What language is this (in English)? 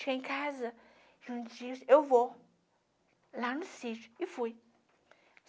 Portuguese